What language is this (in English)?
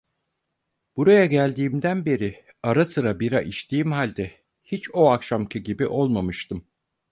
Turkish